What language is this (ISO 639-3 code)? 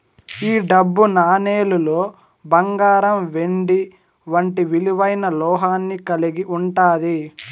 tel